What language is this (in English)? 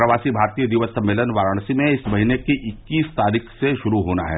Hindi